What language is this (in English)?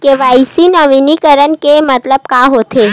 Chhattisgarhi